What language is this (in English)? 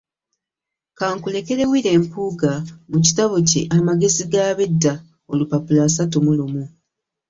Ganda